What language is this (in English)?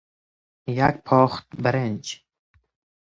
Persian